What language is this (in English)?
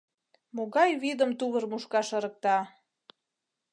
Mari